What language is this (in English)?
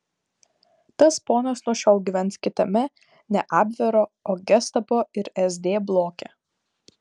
Lithuanian